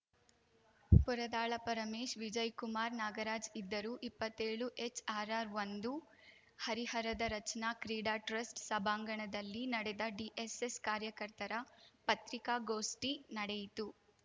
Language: Kannada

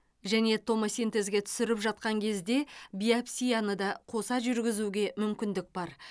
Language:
Kazakh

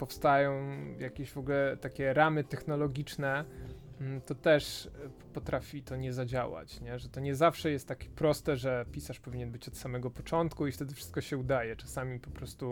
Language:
Polish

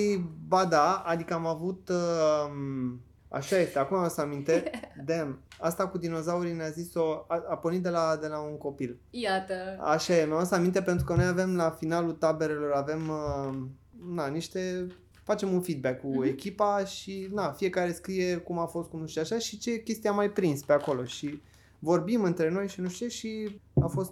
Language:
Romanian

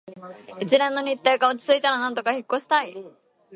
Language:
Japanese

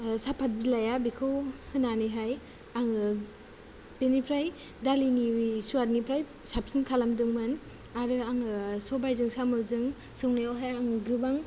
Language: Bodo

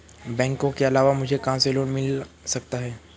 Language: Hindi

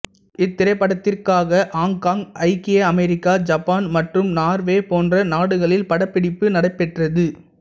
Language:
Tamil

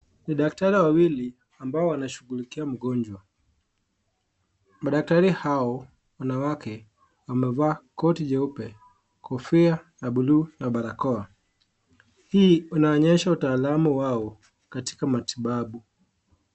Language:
Swahili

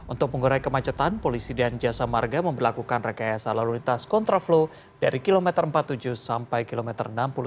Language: Indonesian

